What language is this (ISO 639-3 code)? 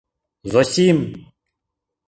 chm